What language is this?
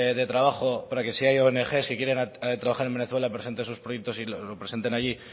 Spanish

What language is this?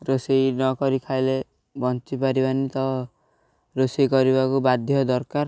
Odia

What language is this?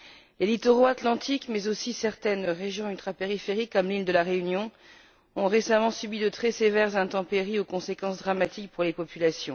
French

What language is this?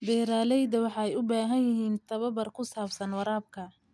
Somali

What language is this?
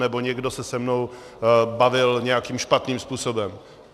Czech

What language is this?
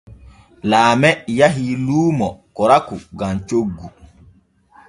Borgu Fulfulde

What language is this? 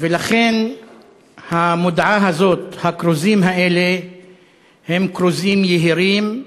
Hebrew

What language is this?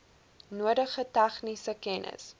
Afrikaans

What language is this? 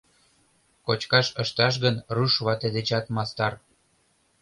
Mari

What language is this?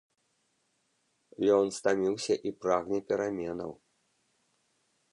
Belarusian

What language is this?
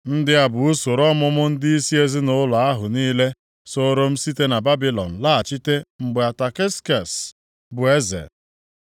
Igbo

